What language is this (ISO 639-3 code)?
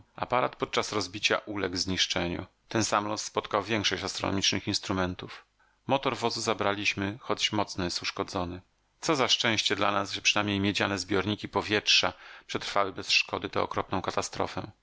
pol